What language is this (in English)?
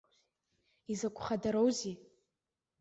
Abkhazian